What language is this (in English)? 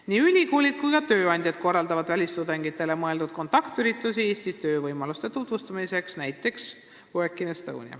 Estonian